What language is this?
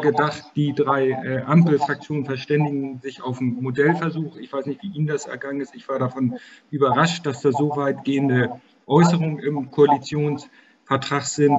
German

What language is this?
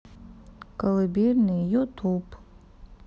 Russian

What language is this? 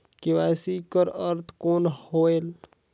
Chhattisgarhi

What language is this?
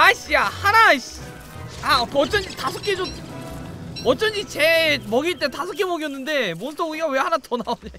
Korean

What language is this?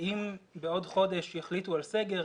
Hebrew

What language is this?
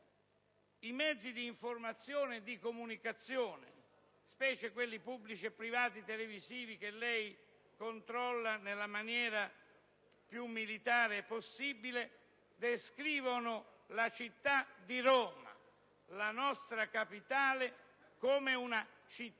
Italian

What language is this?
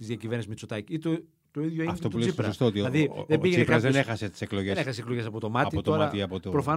Greek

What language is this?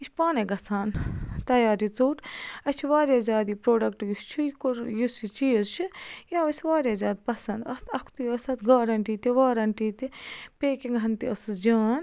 Kashmiri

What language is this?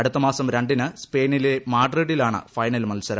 Malayalam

